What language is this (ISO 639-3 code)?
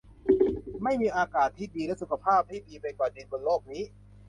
tha